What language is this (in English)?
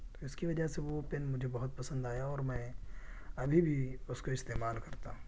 Urdu